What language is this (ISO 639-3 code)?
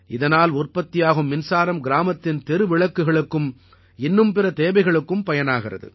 tam